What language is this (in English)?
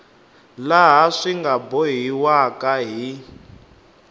Tsonga